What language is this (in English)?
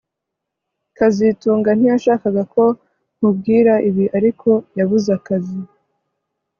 Kinyarwanda